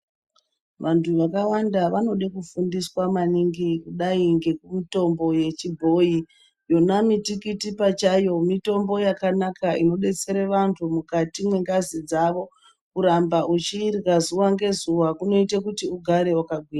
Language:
Ndau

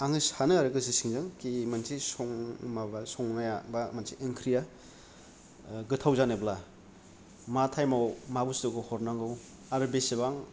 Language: Bodo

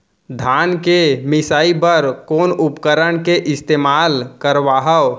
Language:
Chhattisgarhi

